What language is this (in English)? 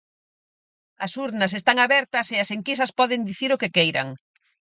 Galician